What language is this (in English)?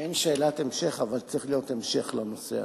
Hebrew